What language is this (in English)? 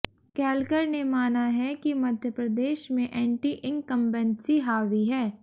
Hindi